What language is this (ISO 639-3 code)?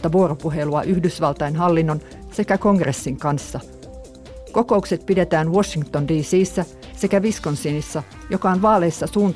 fin